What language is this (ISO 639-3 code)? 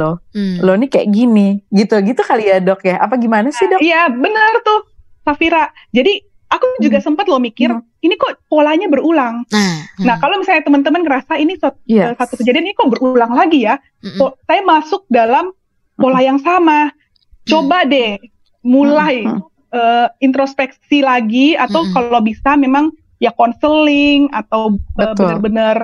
ind